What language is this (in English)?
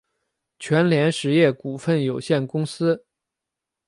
Chinese